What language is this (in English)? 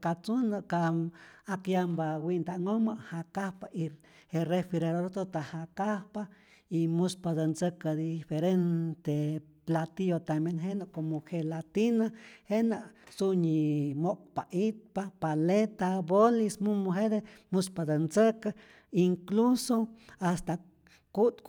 Rayón Zoque